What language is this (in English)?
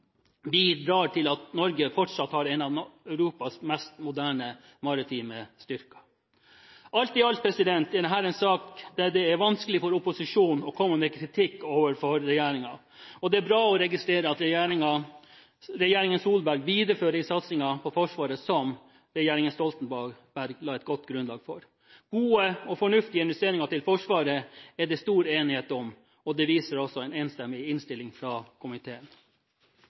Norwegian Bokmål